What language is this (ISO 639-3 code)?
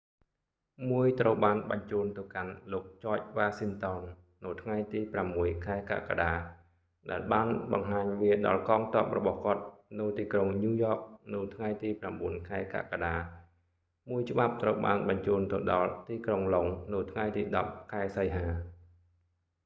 khm